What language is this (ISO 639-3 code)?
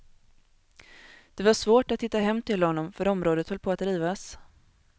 swe